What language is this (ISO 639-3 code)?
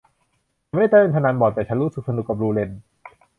tha